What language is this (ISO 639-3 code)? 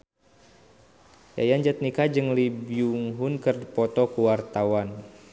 sun